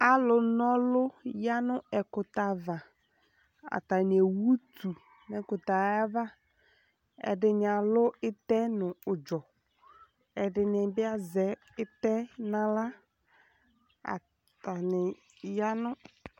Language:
Ikposo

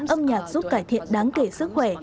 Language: Vietnamese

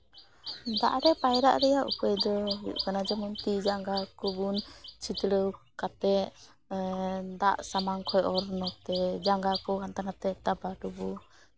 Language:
Santali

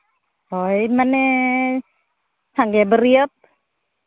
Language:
Santali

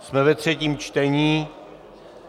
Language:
Czech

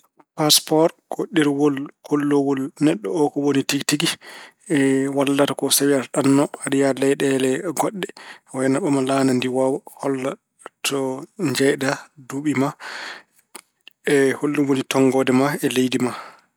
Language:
Fula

